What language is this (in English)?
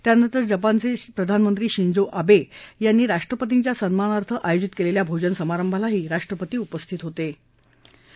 Marathi